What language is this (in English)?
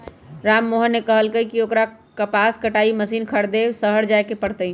Magahi